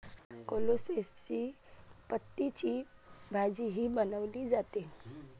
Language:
Marathi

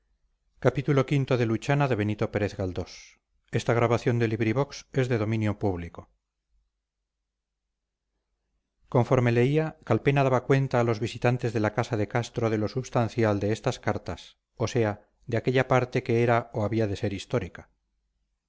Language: Spanish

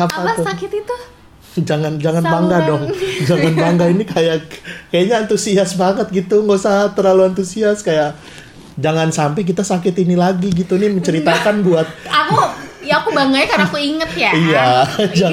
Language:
Indonesian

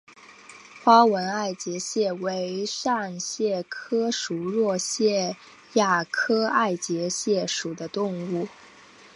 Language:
Chinese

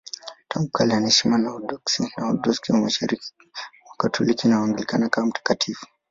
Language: Swahili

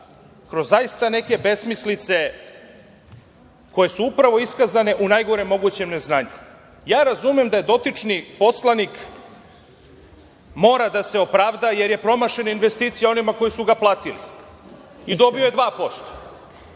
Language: Serbian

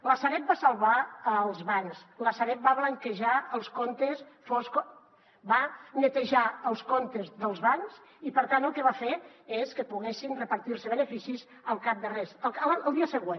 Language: Catalan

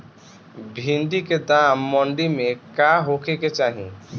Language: Bhojpuri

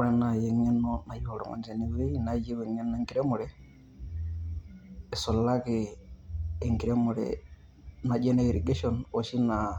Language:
Masai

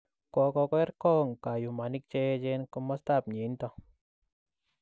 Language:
Kalenjin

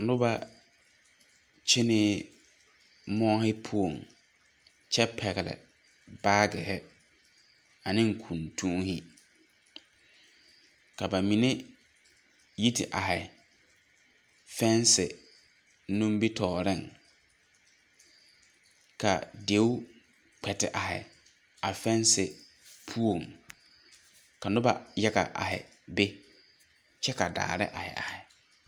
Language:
Southern Dagaare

